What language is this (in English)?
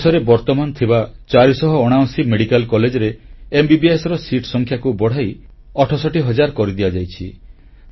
Odia